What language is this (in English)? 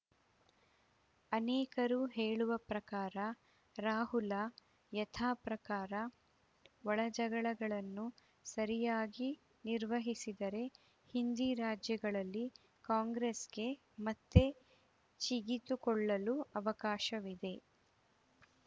Kannada